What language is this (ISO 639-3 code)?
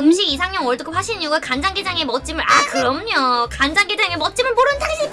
kor